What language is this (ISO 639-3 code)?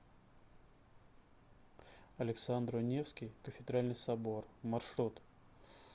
rus